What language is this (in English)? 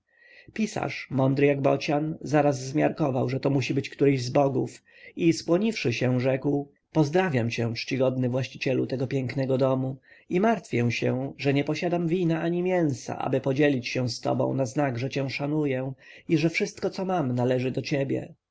Polish